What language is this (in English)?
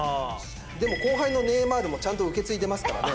Japanese